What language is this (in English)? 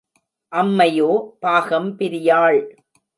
Tamil